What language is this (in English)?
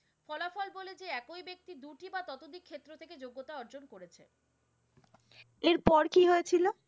Bangla